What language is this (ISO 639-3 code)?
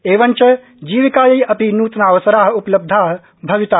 san